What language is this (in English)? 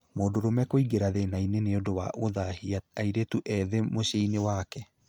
Kikuyu